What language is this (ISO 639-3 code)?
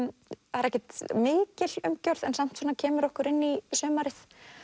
isl